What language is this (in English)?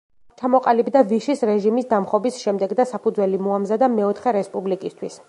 Georgian